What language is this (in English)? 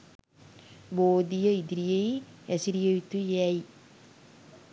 Sinhala